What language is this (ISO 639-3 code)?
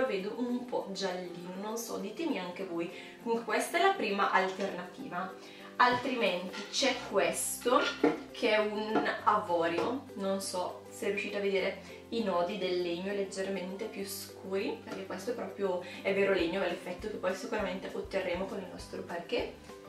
ita